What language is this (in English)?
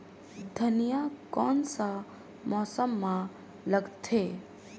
Chhattisgarhi